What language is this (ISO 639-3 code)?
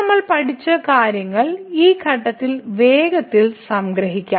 mal